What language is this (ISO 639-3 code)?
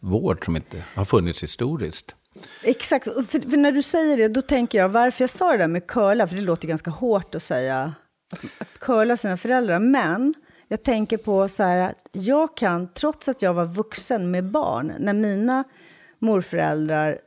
swe